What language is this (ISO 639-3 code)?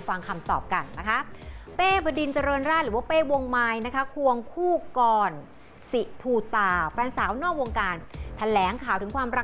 tha